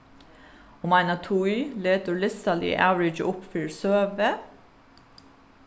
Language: Faroese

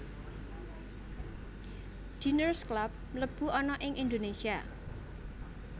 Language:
Javanese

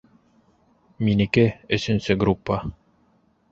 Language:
Bashkir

